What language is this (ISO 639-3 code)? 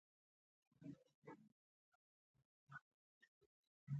pus